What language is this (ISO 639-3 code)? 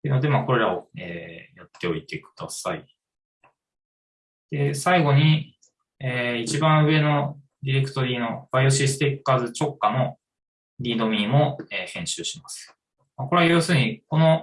jpn